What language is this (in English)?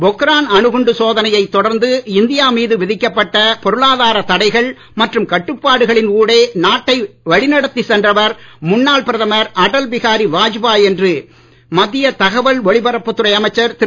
Tamil